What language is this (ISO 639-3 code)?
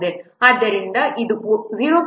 kan